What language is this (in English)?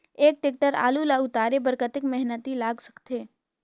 Chhattisgarhi